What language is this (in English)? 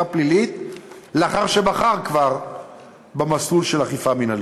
Hebrew